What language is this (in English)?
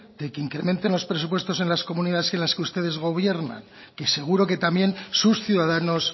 Spanish